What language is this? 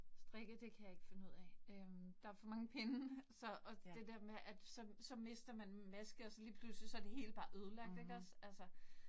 Danish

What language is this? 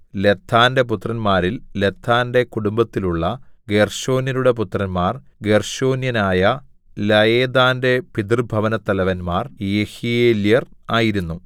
Malayalam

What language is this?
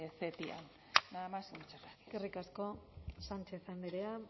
Basque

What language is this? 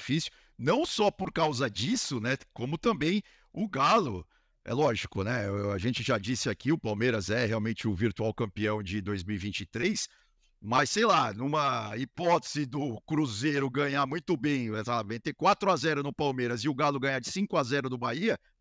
Portuguese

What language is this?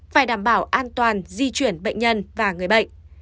Vietnamese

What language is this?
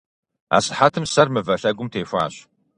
Kabardian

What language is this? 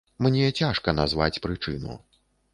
Belarusian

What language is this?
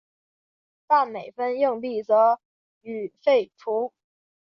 Chinese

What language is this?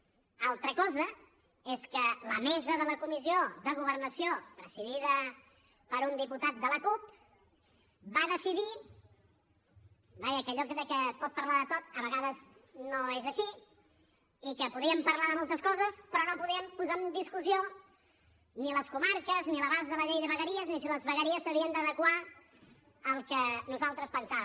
Catalan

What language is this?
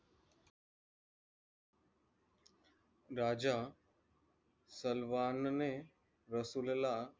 Marathi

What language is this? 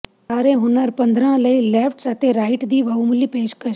Punjabi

